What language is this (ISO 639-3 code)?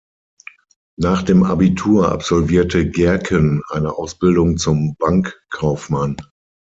deu